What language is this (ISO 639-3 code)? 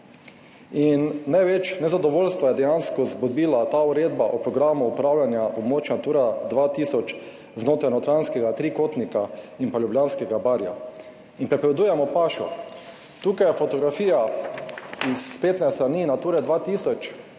slv